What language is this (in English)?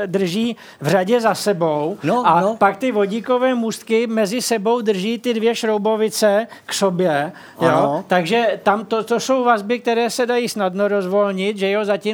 Czech